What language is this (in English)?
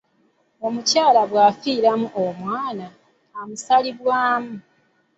Ganda